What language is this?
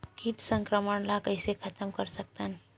Chhattisgarhi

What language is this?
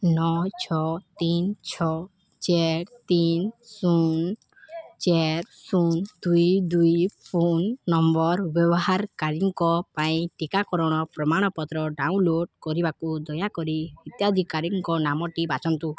Odia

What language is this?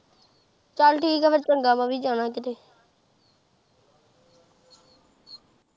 Punjabi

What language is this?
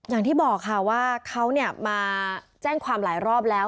Thai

